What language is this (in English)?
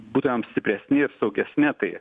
Lithuanian